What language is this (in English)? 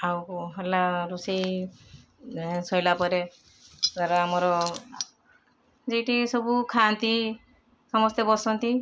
Odia